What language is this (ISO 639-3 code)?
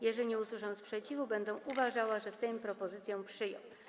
pol